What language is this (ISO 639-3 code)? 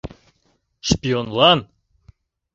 chm